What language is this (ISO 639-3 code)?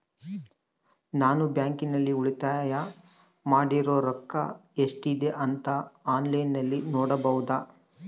kan